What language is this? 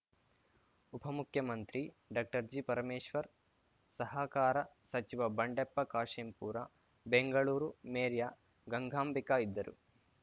Kannada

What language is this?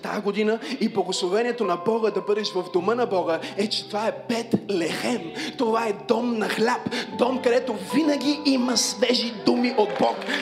Bulgarian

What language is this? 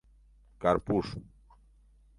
Mari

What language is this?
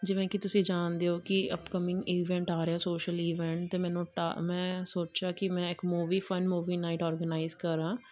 Punjabi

